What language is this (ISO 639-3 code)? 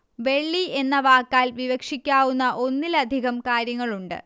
mal